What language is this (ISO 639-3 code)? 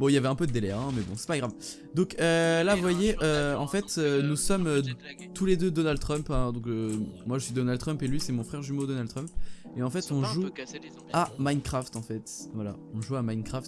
fra